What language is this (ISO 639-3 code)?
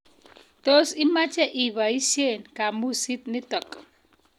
kln